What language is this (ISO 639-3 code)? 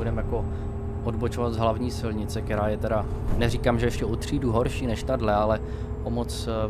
ces